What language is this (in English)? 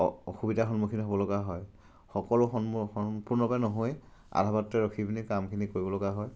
Assamese